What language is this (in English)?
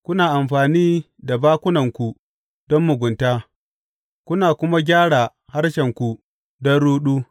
Hausa